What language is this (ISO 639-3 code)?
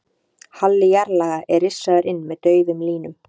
isl